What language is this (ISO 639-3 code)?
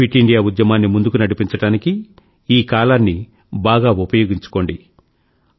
tel